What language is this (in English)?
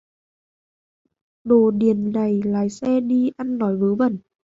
Vietnamese